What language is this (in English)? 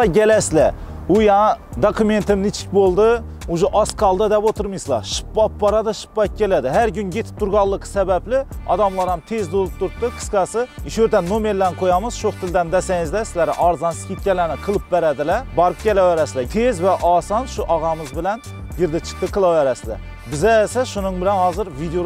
Turkish